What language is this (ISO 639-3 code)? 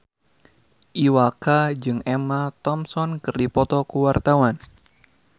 sun